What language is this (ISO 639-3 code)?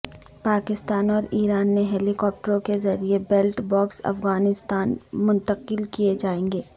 urd